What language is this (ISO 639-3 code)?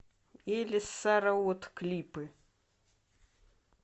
rus